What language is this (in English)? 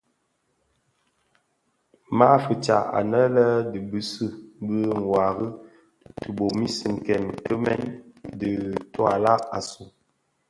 Bafia